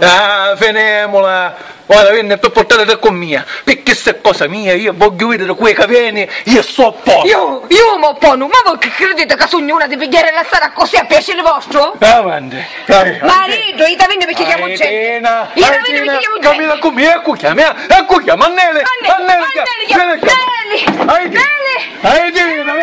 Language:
Italian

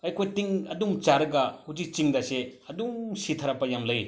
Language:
Manipuri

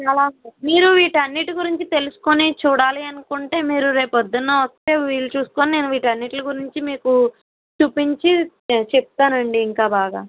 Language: Telugu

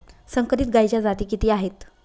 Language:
Marathi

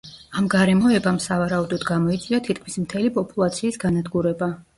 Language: Georgian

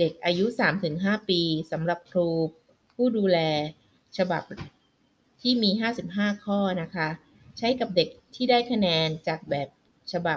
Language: Thai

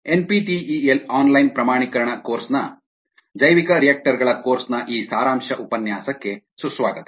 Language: Kannada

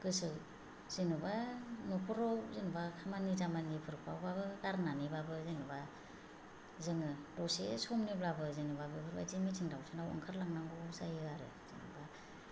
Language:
Bodo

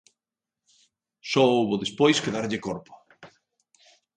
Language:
Galician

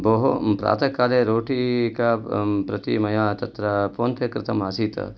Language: Sanskrit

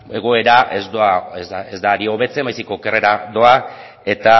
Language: Basque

